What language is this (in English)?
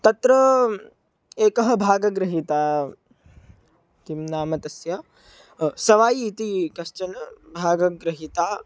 Sanskrit